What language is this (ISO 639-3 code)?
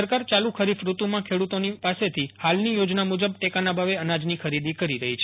guj